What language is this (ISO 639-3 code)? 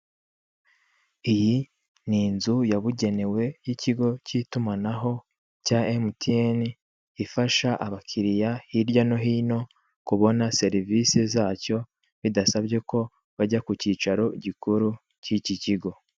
kin